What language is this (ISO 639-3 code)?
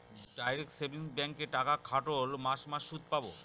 ben